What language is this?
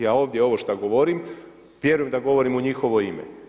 Croatian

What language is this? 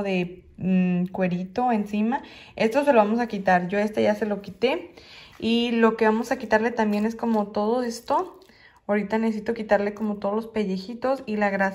Spanish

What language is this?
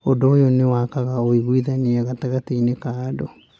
Kikuyu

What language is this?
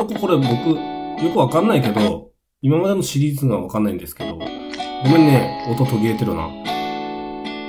Japanese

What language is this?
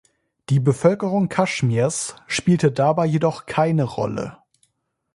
German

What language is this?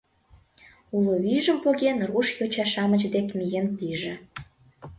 Mari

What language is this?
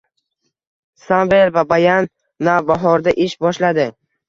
Uzbek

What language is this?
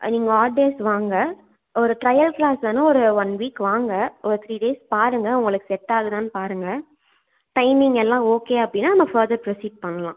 Tamil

